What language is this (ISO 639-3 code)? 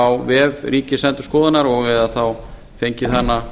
isl